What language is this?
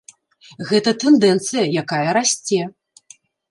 Belarusian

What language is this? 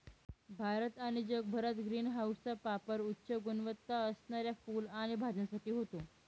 Marathi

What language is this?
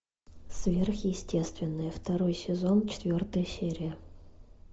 Russian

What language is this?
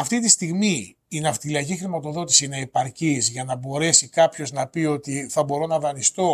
Greek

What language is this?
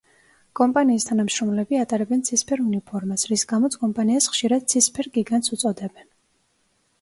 Georgian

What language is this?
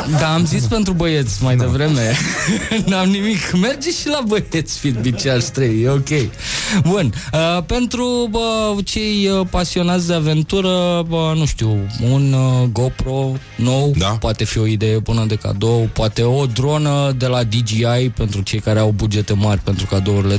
Romanian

